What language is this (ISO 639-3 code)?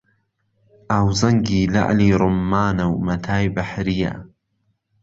ckb